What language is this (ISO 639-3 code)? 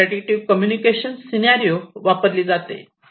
mar